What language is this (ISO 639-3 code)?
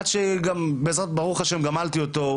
heb